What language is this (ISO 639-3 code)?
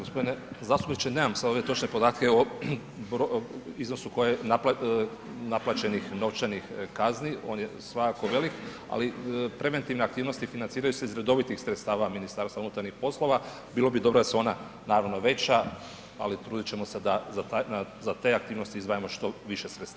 hrv